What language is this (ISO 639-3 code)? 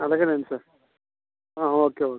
tel